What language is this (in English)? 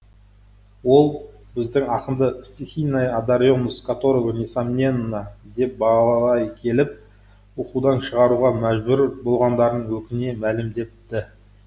Kazakh